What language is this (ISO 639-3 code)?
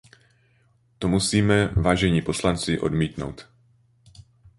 ces